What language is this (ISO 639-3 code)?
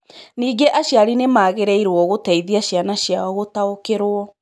kik